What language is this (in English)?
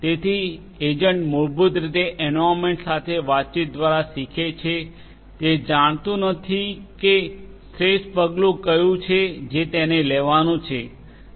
Gujarati